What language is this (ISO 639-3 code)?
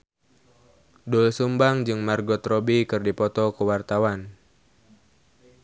sun